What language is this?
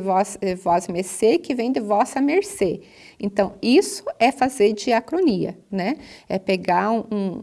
Portuguese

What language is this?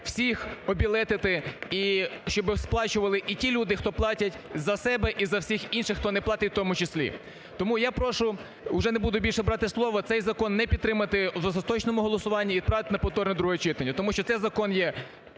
Ukrainian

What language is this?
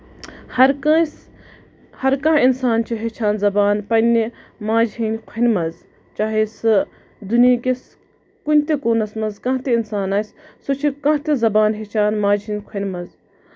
Kashmiri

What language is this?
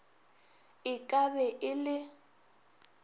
Northern Sotho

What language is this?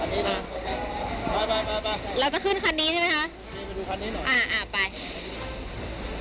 Thai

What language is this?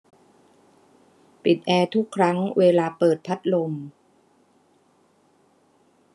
Thai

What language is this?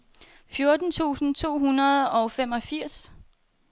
Danish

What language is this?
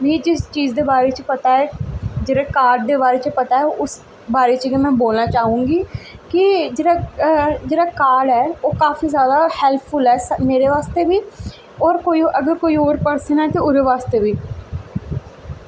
Dogri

